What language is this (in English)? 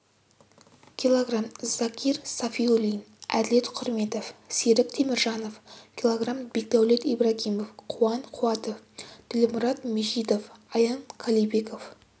Kazakh